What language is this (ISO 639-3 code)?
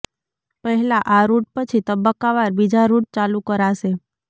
guj